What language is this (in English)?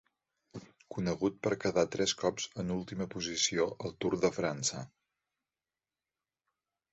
Catalan